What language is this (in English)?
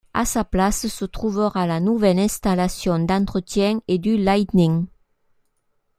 French